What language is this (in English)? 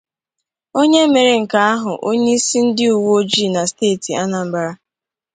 Igbo